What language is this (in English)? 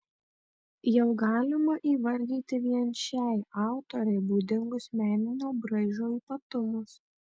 Lithuanian